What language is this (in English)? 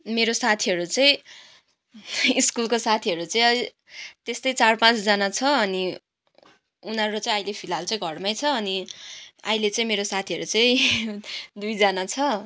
Nepali